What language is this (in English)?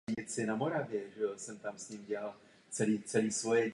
Czech